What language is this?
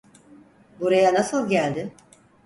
Turkish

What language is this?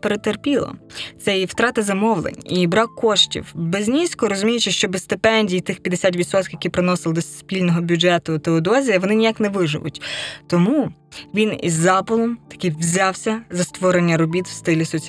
Ukrainian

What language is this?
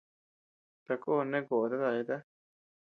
Tepeuxila Cuicatec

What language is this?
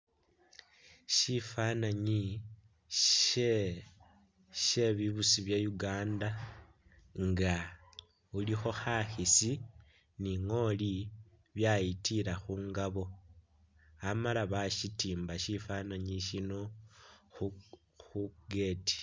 Masaaba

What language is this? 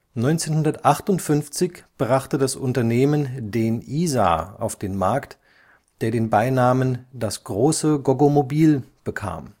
German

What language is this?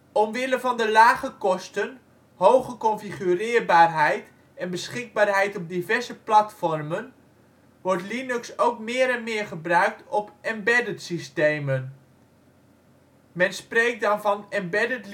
Dutch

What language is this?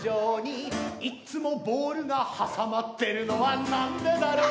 Japanese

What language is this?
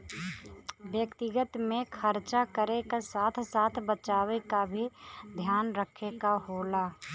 Bhojpuri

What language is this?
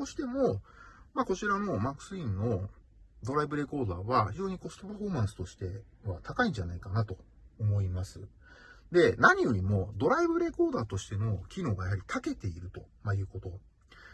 Japanese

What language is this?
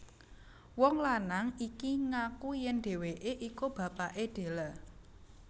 Javanese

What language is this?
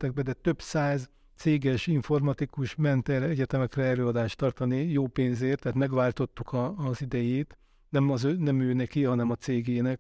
Hungarian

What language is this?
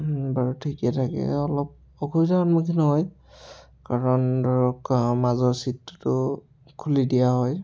Assamese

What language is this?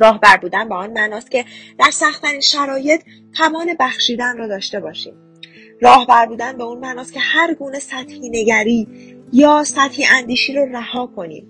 Persian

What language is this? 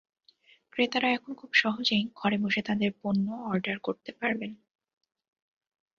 Bangla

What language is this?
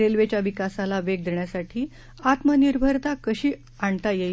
Marathi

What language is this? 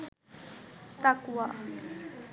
Bangla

